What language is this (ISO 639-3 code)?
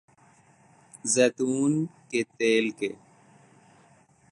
urd